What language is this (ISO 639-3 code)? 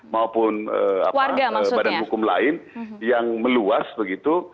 ind